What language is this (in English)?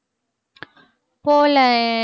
Tamil